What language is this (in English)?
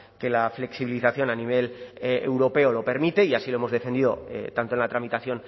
Spanish